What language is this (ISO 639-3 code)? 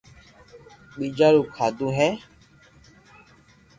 lrk